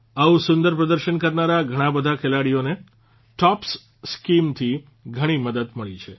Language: Gujarati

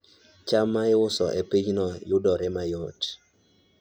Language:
Luo (Kenya and Tanzania)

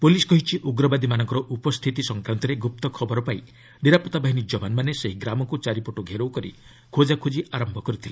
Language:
Odia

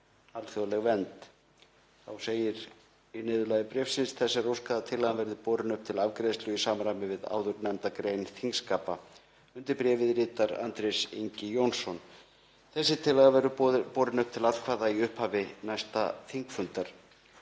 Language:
Icelandic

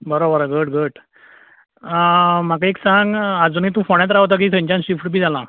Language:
Konkani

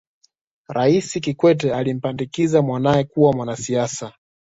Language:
Swahili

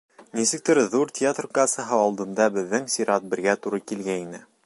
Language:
Bashkir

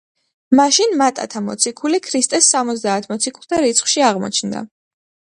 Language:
Georgian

